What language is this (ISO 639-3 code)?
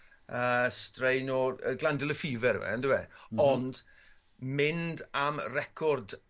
cym